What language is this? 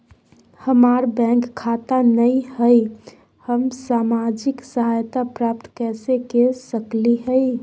Magahi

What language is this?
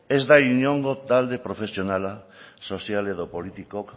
Basque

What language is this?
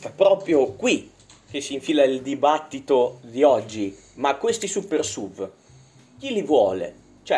Italian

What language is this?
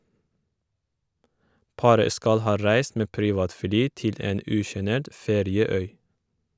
Norwegian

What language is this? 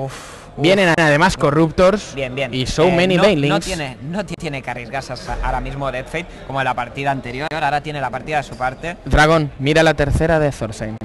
Spanish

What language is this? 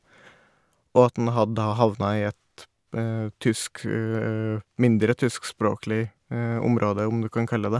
Norwegian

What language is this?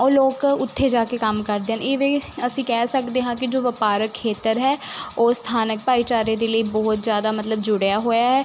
Punjabi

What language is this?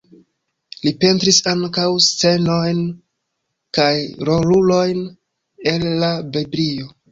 Esperanto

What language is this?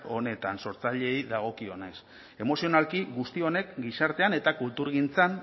Basque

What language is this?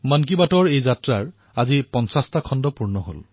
Assamese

